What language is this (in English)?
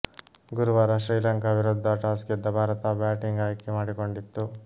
Kannada